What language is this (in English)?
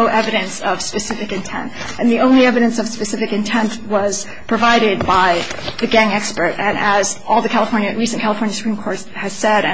English